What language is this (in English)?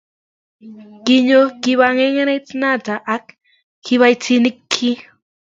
Kalenjin